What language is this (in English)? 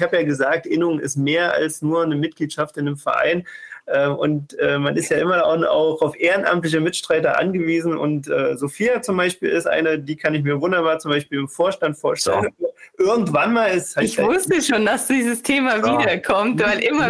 German